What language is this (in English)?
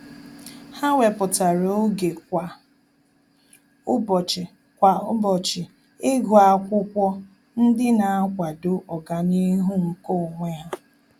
Igbo